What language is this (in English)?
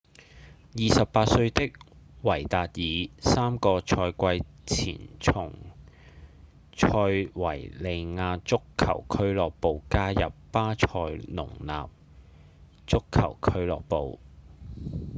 Cantonese